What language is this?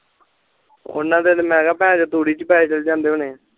Punjabi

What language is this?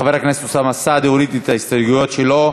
Hebrew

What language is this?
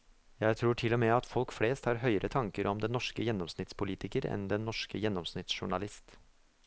Norwegian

